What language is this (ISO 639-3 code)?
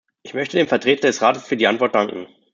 deu